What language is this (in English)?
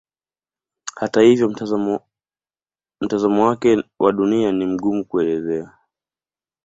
Swahili